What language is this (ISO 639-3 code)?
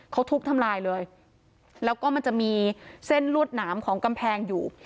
tha